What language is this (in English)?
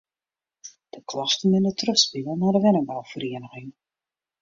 Western Frisian